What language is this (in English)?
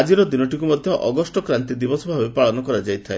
Odia